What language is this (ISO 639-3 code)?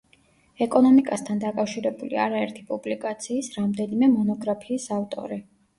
kat